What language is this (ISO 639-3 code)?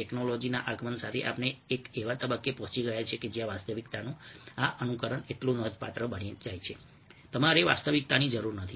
guj